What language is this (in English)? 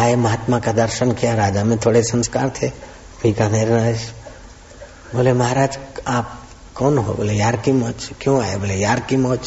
Hindi